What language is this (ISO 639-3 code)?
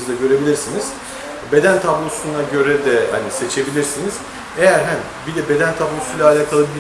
tur